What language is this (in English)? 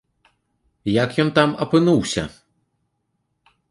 Belarusian